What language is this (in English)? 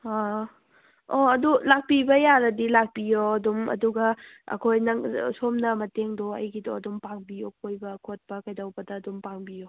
Manipuri